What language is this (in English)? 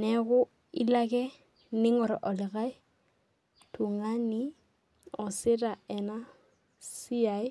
Masai